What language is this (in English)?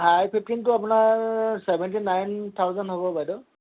Assamese